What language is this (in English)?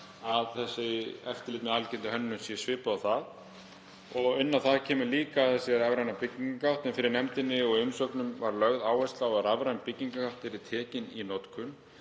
Icelandic